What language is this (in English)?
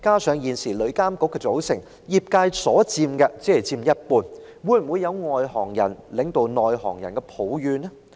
Cantonese